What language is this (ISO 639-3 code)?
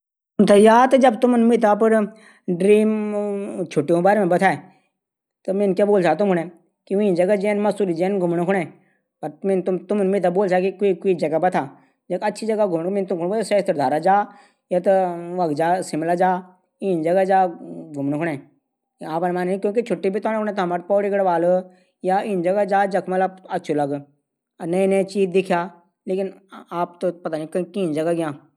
gbm